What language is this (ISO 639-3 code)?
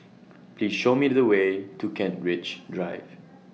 eng